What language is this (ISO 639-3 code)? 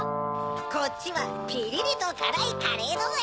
jpn